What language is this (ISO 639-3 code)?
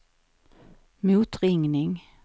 swe